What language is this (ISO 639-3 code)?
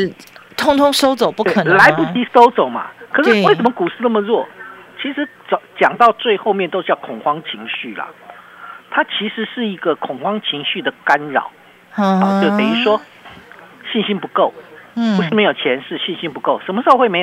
zho